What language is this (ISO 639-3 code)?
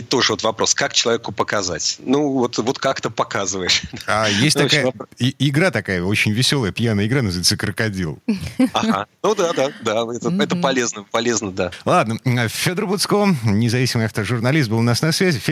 rus